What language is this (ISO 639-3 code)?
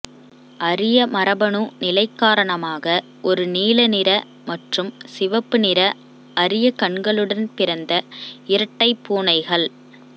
tam